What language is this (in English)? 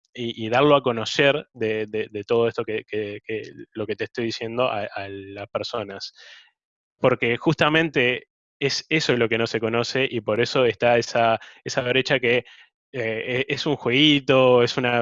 Spanish